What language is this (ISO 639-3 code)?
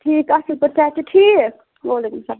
kas